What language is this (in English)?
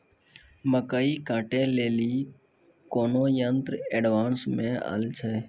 Maithili